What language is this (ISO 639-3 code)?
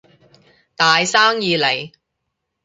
yue